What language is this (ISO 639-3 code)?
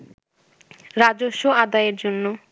ben